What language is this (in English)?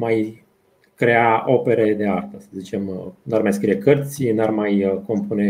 Romanian